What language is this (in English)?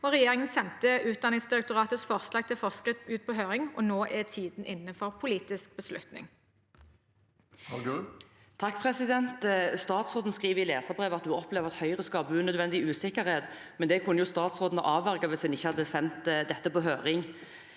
Norwegian